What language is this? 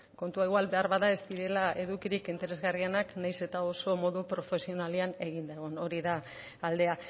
Basque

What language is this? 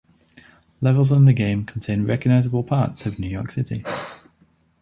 English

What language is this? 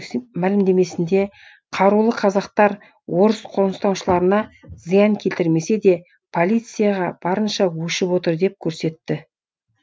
Kazakh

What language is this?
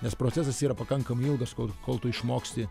Lithuanian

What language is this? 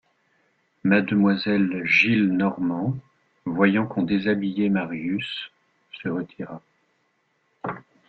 French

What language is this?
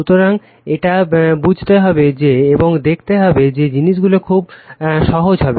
Bangla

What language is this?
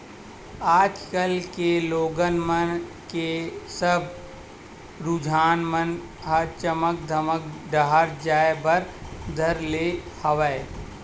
Chhattisgarhi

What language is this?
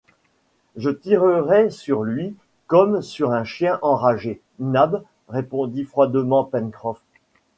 French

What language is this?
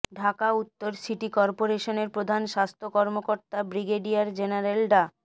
Bangla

